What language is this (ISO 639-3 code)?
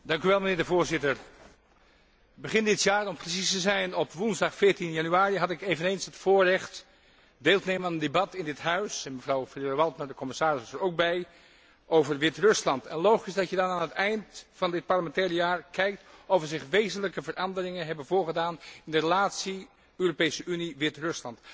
nld